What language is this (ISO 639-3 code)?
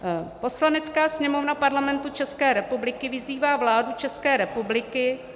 ces